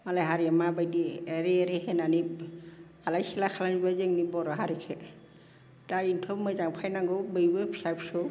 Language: Bodo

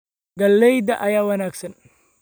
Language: Somali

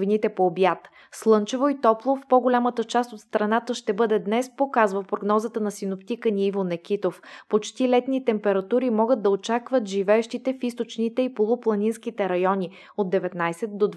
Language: Bulgarian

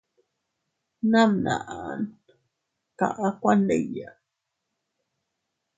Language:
Teutila Cuicatec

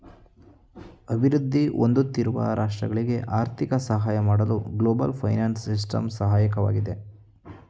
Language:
Kannada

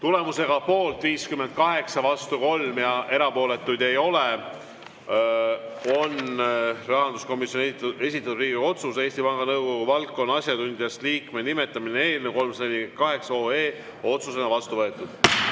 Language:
Estonian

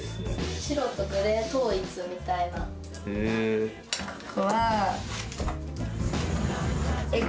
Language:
Japanese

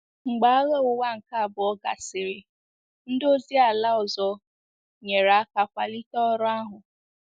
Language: Igbo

